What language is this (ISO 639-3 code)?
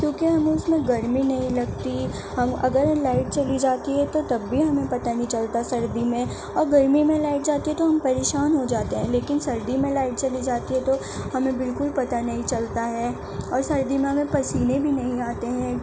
urd